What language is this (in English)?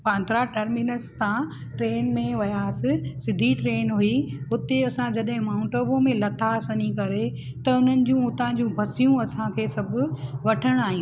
Sindhi